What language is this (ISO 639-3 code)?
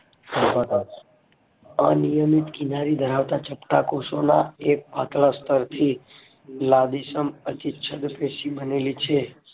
guj